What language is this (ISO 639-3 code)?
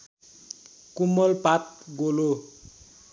nep